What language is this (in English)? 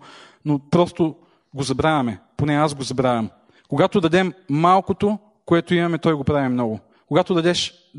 Bulgarian